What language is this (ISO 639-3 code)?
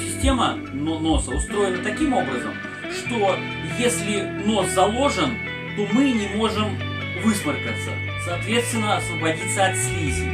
rus